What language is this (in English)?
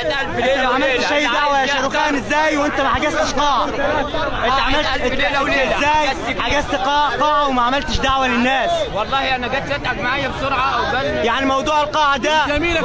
Arabic